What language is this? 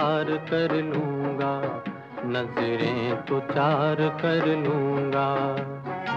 Hindi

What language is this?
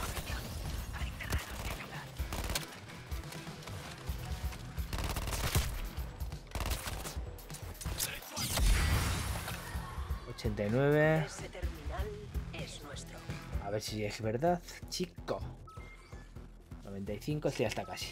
Spanish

